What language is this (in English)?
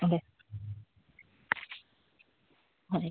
Santali